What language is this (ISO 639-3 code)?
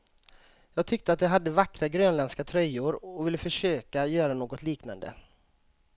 swe